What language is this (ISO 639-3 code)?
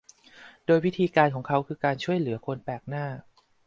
tha